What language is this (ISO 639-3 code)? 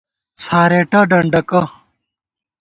gwt